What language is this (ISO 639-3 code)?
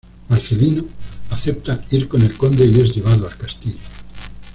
spa